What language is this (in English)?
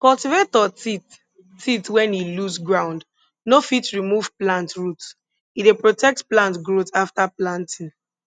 Nigerian Pidgin